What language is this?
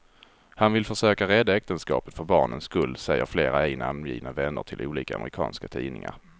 Swedish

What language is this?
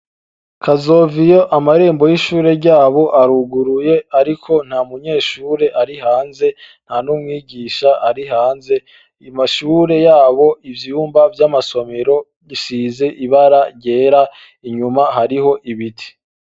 Rundi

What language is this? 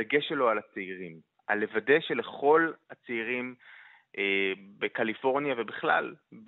Hebrew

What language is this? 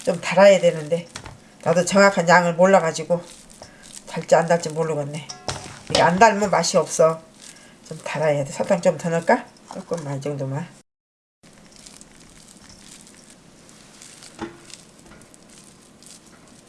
Korean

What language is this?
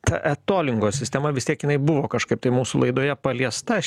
Lithuanian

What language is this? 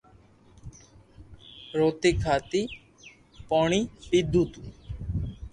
Loarki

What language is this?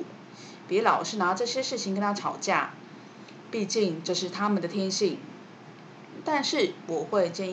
Chinese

